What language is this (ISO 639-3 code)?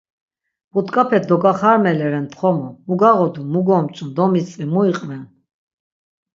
lzz